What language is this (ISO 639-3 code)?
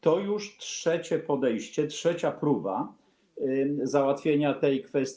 pol